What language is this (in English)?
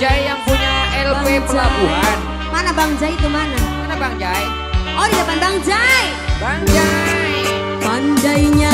Indonesian